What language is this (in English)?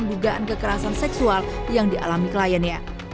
Indonesian